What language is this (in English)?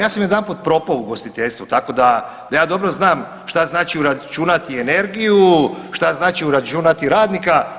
Croatian